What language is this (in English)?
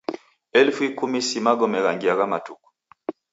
Taita